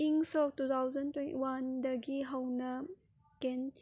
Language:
Manipuri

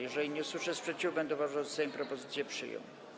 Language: Polish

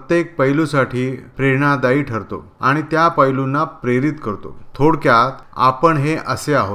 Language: Marathi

